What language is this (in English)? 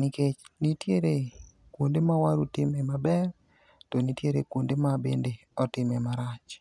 Luo (Kenya and Tanzania)